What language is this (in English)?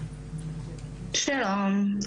Hebrew